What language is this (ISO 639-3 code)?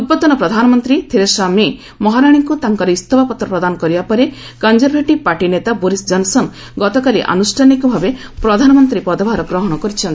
ori